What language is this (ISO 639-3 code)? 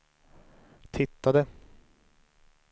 swe